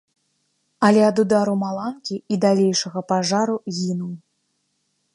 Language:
Belarusian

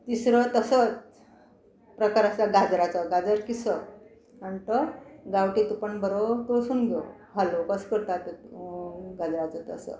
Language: Konkani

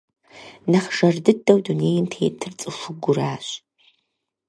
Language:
Kabardian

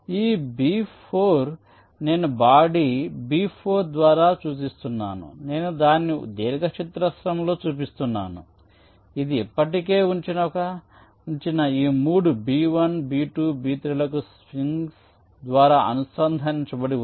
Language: Telugu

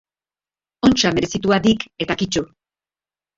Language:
Basque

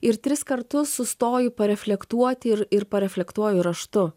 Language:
Lithuanian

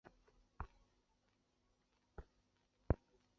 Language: Chinese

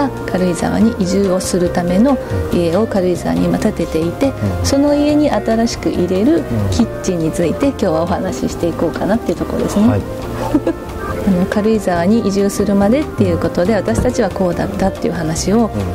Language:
Japanese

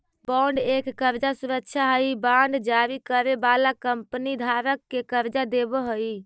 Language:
Magahi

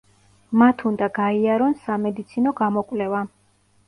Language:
Georgian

